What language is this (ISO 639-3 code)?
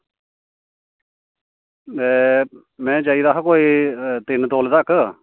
doi